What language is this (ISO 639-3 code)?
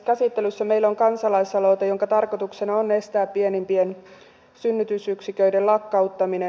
fin